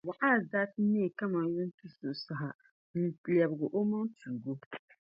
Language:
Dagbani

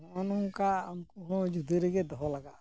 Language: Santali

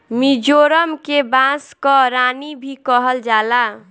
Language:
Bhojpuri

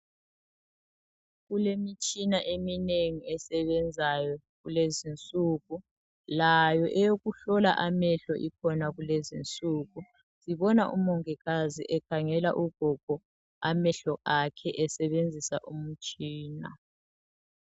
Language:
North Ndebele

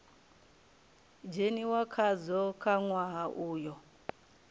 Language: Venda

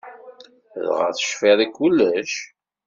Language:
Kabyle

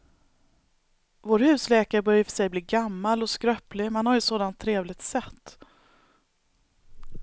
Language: Swedish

